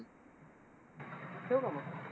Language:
Marathi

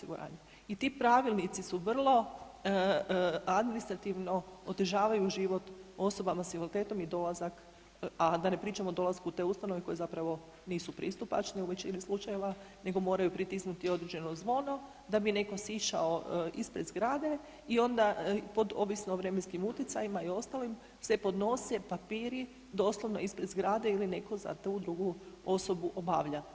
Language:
Croatian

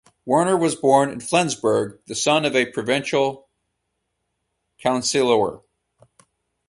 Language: English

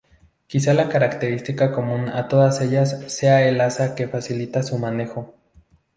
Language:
Spanish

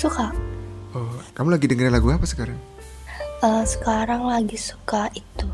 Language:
Indonesian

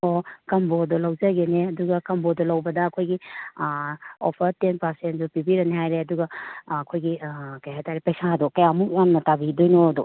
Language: Manipuri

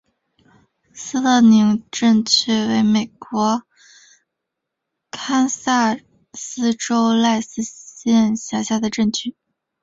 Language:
Chinese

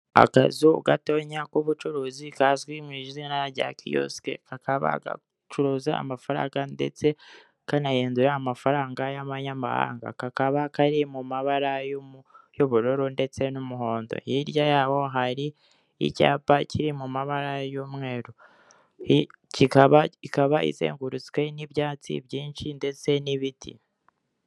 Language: Kinyarwanda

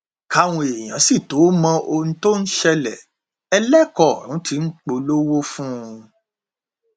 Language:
Yoruba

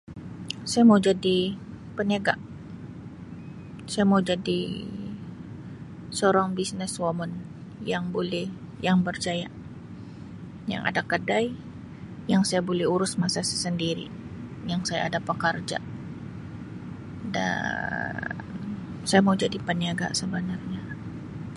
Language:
Sabah Malay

